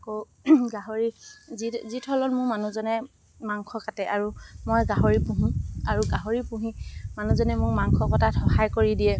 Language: Assamese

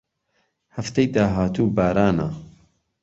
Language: Central Kurdish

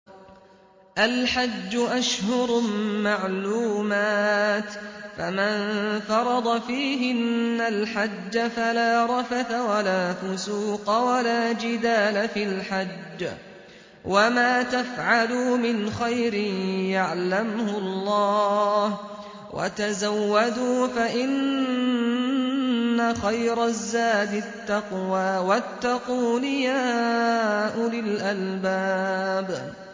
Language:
Arabic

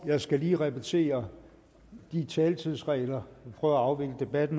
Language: Danish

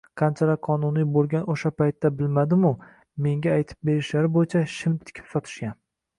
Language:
Uzbek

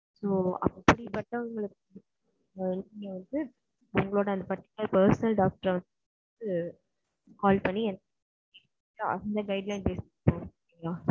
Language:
Tamil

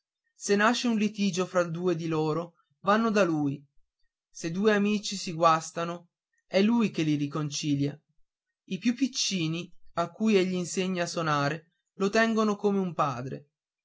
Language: Italian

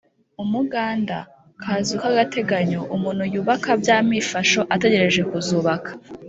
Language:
Kinyarwanda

